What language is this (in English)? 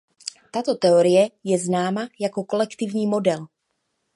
Czech